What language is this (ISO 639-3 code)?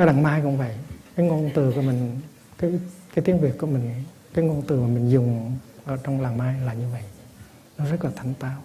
vie